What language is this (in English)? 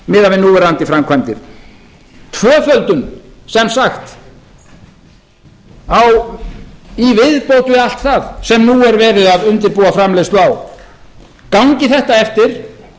Icelandic